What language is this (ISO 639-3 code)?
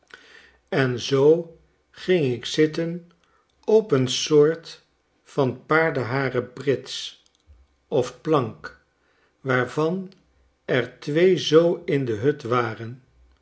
nld